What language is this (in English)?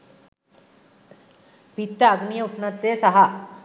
Sinhala